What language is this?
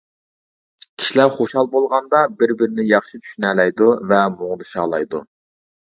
Uyghur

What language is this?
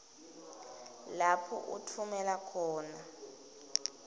Swati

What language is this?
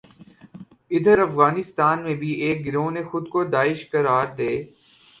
Urdu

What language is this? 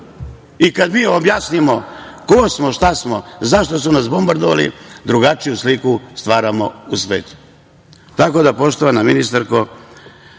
Serbian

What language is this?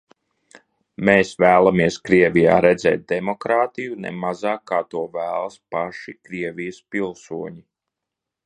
Latvian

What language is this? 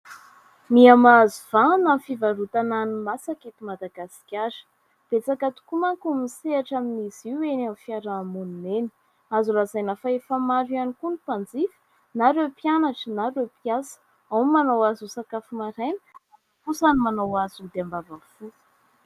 Malagasy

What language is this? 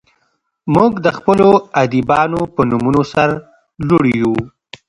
Pashto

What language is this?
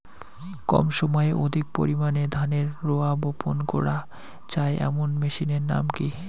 Bangla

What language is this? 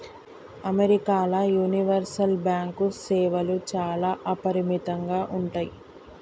Telugu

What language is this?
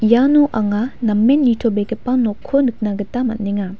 Garo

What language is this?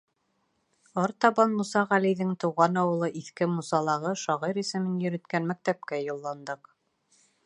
Bashkir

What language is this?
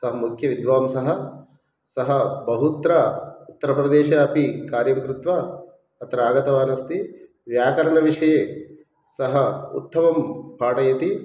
Sanskrit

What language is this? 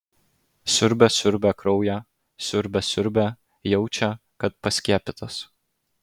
Lithuanian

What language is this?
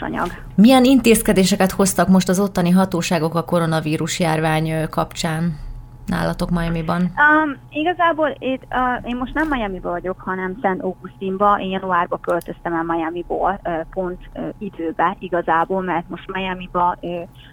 Hungarian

